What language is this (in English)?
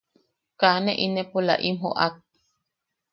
Yaqui